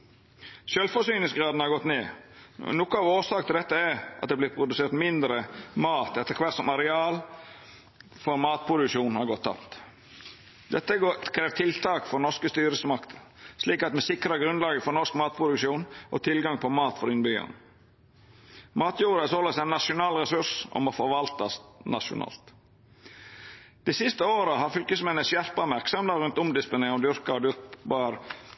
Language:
Norwegian Nynorsk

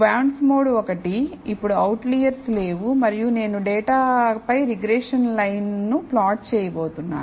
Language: Telugu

